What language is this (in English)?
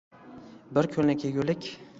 Uzbek